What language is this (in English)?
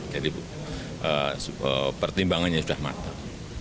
Indonesian